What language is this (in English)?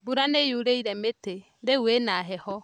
Kikuyu